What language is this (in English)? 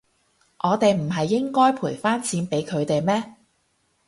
Cantonese